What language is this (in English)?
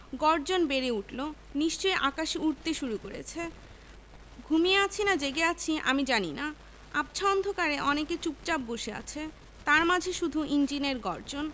Bangla